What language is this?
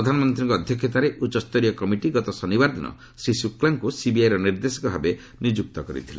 Odia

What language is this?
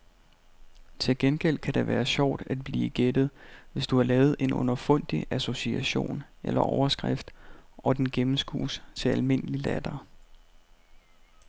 Danish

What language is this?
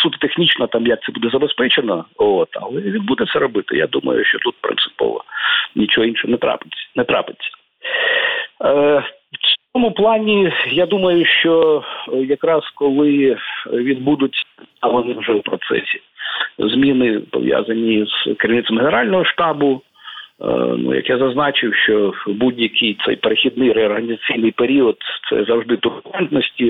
Ukrainian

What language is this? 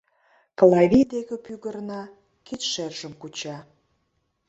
Mari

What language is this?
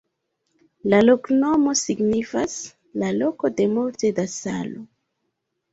Esperanto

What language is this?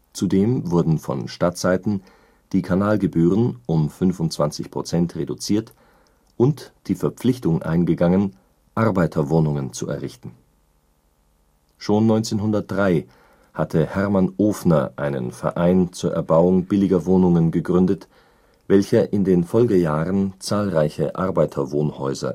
German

